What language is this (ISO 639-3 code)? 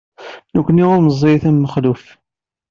kab